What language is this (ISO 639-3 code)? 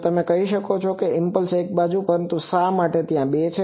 guj